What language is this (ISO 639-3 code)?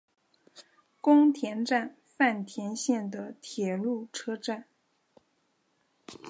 zho